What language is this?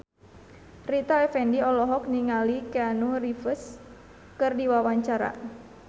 Sundanese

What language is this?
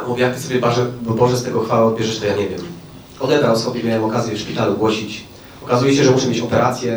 Polish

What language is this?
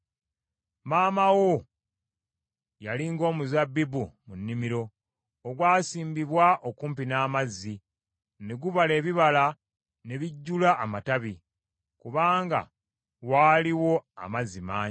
Ganda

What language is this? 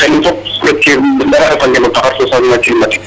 Serer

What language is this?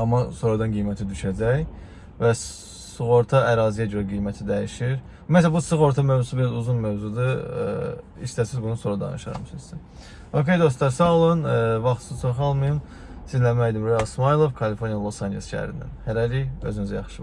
Turkish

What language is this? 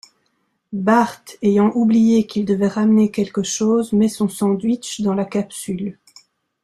French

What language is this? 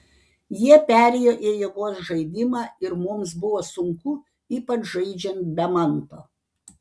Lithuanian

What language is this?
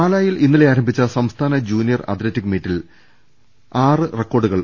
Malayalam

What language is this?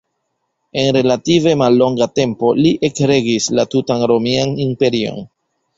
Esperanto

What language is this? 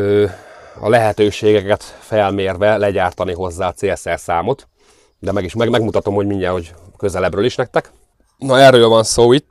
Hungarian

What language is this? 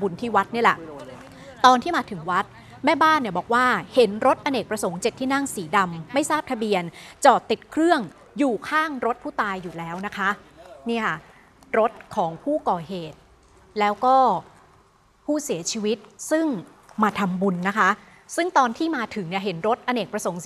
Thai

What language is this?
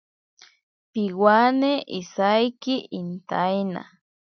Ashéninka Perené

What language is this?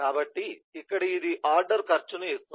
Telugu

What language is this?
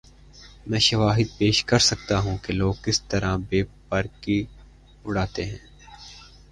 Urdu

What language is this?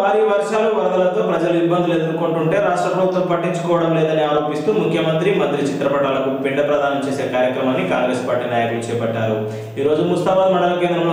Arabic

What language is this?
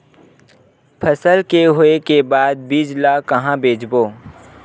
Chhattisgarhi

